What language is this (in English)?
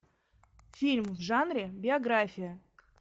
Russian